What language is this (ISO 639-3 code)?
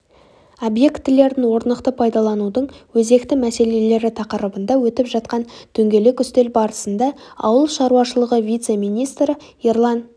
kaz